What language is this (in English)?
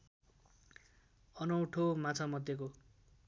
Nepali